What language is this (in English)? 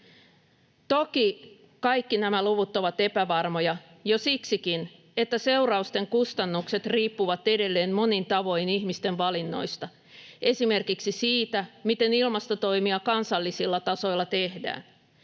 Finnish